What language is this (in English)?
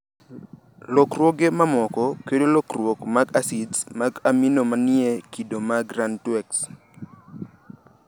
Luo (Kenya and Tanzania)